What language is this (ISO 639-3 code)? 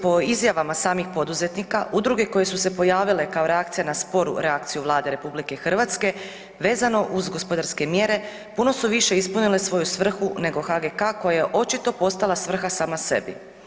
hrv